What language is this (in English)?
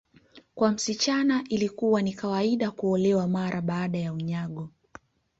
Swahili